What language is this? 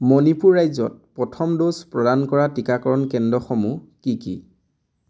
Assamese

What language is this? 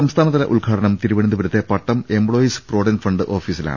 Malayalam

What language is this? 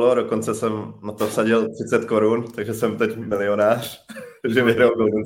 Czech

